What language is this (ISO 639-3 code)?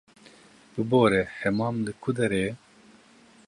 kur